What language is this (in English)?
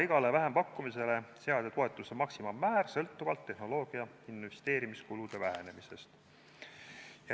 Estonian